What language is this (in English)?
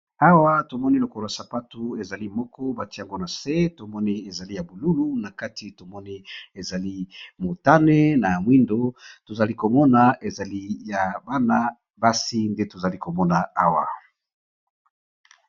Lingala